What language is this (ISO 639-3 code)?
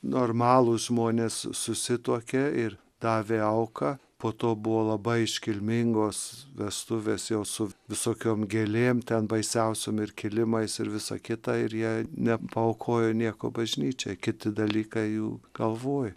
lit